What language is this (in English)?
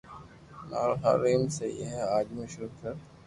Loarki